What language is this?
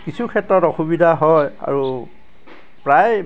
Assamese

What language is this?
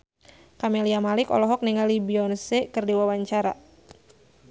Sundanese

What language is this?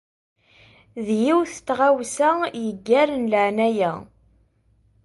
Kabyle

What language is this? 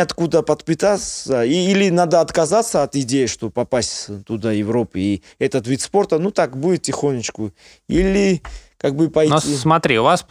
Russian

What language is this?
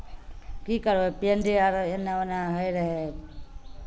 Maithili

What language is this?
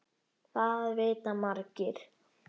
Icelandic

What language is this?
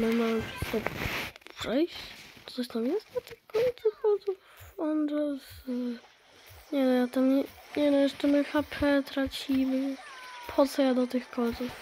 Polish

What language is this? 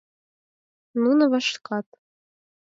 Mari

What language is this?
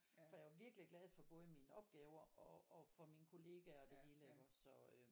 Danish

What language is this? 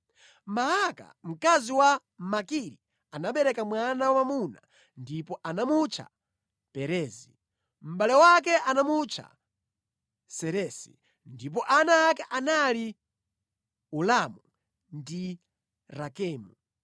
Nyanja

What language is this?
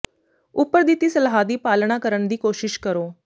Punjabi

